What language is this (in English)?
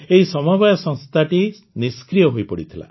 Odia